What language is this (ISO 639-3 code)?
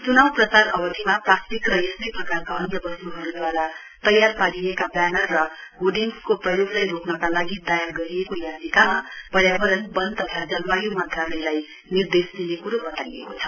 nep